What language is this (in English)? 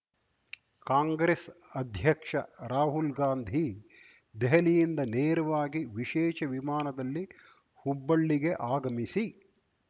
Kannada